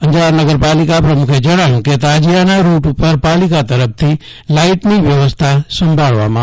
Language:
Gujarati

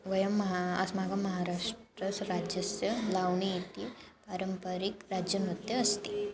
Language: Sanskrit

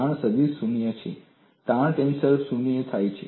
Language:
Gujarati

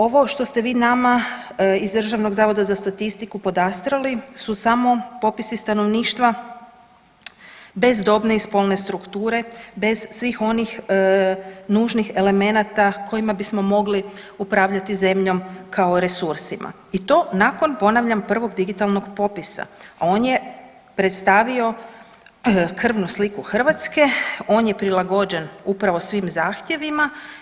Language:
Croatian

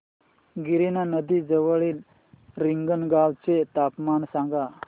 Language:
Marathi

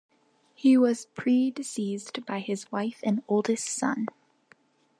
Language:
English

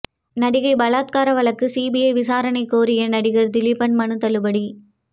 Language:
Tamil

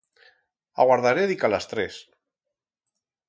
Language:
Aragonese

